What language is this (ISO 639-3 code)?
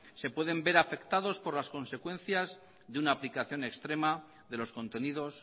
spa